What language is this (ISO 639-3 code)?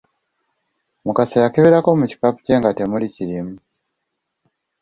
lug